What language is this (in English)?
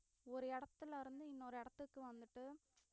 Tamil